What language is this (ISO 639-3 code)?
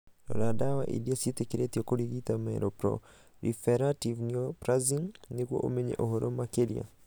kik